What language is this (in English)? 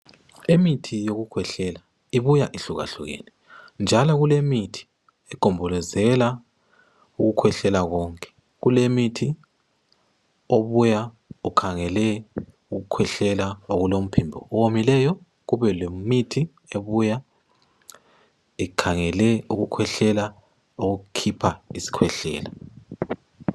North Ndebele